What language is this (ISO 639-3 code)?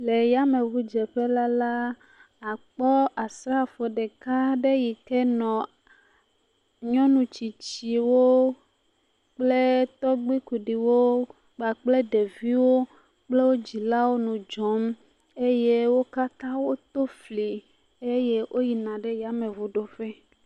ewe